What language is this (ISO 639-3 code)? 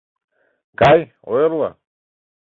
chm